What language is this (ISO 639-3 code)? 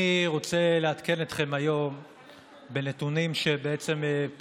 heb